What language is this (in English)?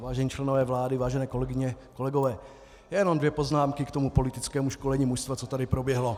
Czech